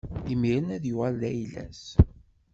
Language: Kabyle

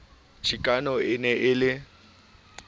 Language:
Southern Sotho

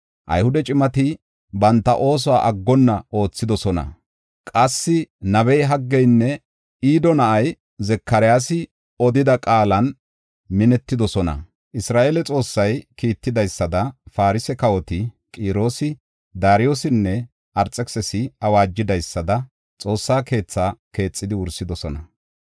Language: Gofa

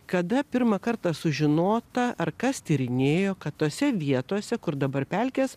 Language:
Lithuanian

